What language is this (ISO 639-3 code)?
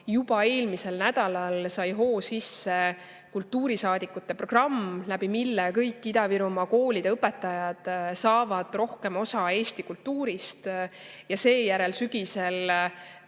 est